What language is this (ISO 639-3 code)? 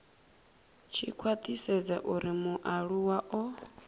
ven